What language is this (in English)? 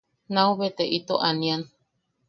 Yaqui